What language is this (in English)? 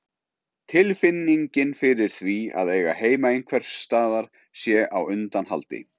Icelandic